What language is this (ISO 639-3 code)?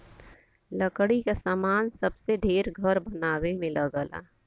bho